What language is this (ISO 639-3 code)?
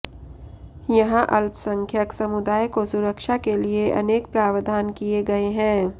hin